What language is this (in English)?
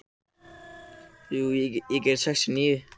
Icelandic